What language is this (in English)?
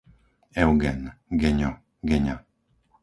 Slovak